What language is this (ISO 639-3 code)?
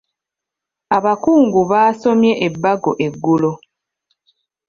lug